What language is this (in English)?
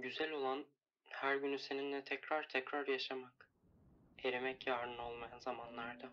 Turkish